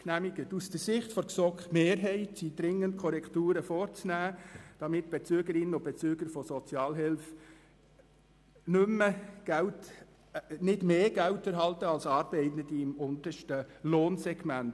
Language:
Swiss German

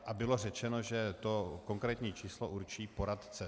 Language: Czech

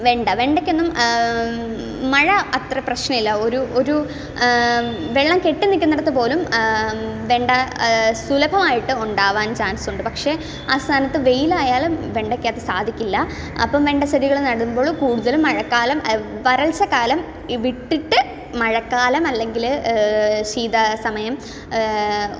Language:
Malayalam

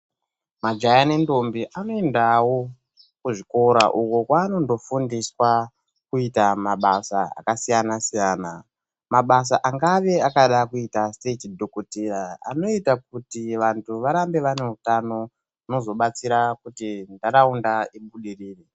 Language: Ndau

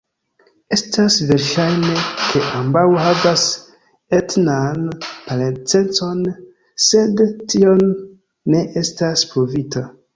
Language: Esperanto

